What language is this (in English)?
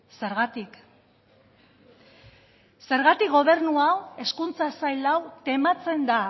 Basque